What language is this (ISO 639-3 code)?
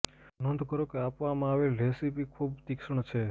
guj